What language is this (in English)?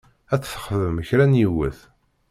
Kabyle